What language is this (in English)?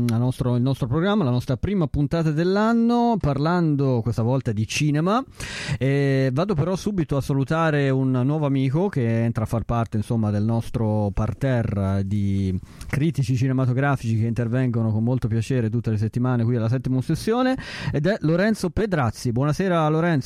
Italian